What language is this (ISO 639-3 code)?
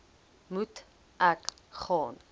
afr